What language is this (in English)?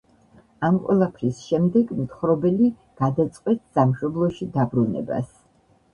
Georgian